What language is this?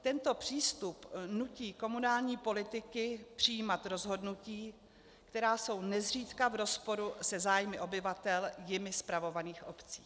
Czech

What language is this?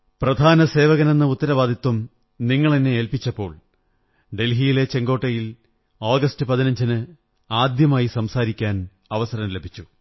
Malayalam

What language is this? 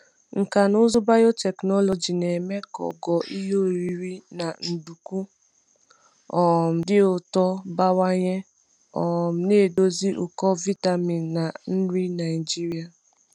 Igbo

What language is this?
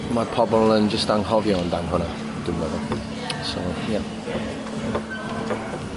Welsh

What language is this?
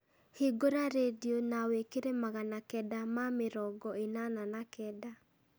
Kikuyu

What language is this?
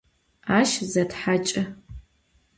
Adyghe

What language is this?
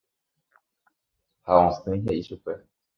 Guarani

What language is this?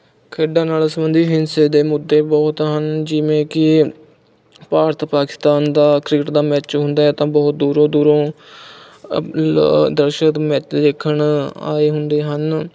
Punjabi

